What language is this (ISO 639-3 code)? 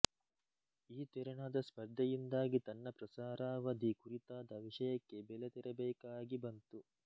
kan